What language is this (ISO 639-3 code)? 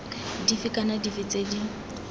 tsn